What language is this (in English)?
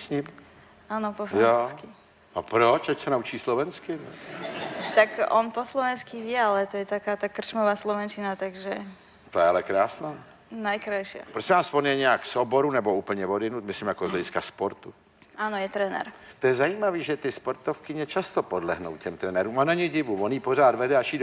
Czech